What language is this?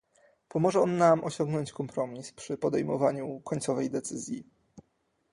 Polish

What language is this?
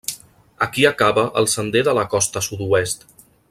Catalan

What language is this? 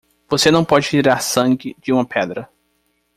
Portuguese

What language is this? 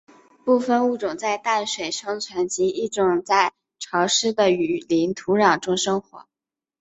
Chinese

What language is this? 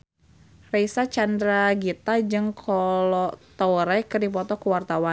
Sundanese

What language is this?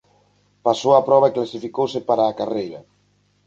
Galician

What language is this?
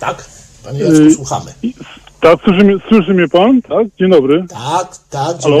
Polish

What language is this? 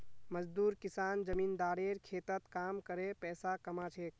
Magahi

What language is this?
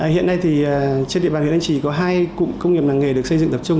Vietnamese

